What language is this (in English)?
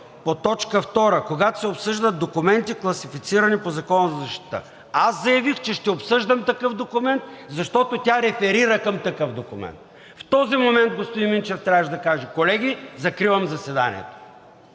Bulgarian